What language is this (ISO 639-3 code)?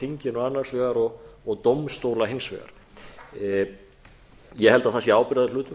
isl